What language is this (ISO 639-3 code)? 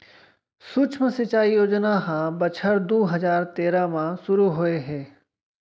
hne